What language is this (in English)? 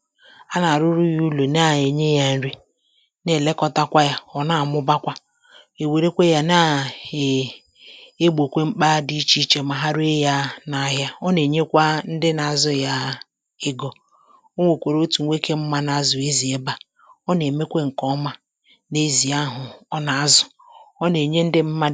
Igbo